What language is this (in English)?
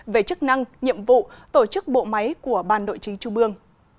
Vietnamese